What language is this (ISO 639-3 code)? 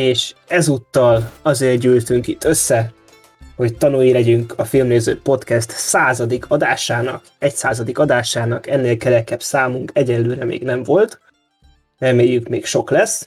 hun